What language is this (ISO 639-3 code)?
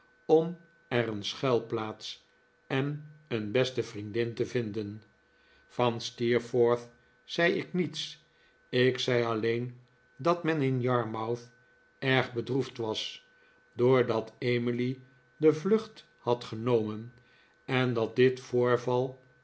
nld